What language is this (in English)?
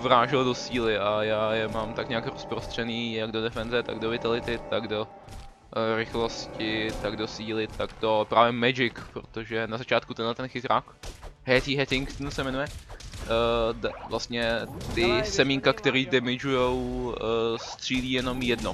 Czech